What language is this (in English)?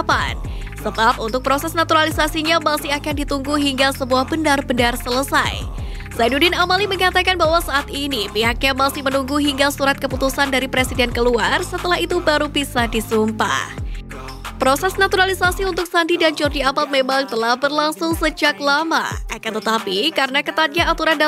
Indonesian